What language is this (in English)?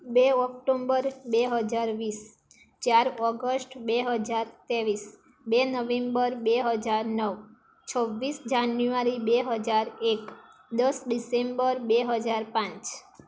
Gujarati